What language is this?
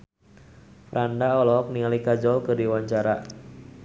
Sundanese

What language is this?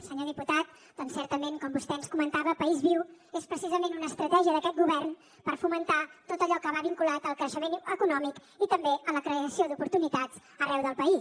Catalan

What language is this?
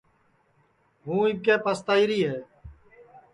Sansi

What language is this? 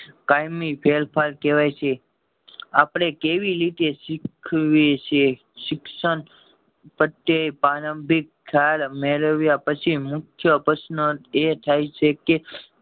Gujarati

